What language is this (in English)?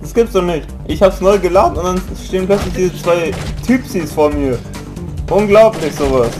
German